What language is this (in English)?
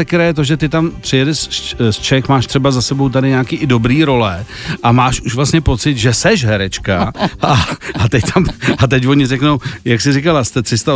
Czech